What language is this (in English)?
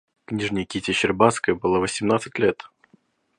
Russian